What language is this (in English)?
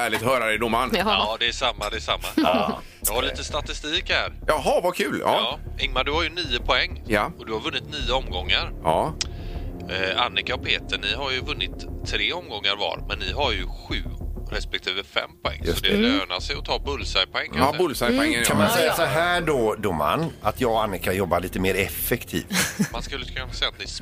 Swedish